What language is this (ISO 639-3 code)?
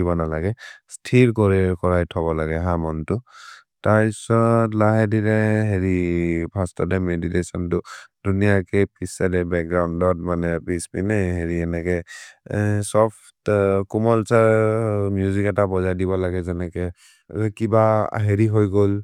mrr